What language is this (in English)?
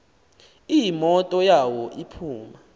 Xhosa